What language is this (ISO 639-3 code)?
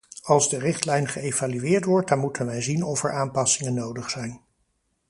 nld